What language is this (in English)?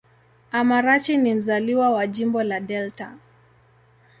Swahili